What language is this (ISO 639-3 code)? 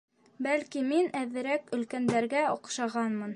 bak